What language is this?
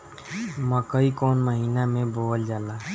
Bhojpuri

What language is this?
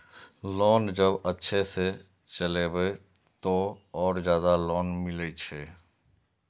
Maithili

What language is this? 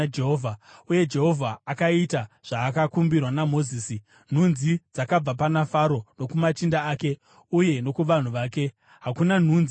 Shona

